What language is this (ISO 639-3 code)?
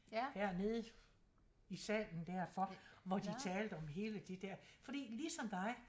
dan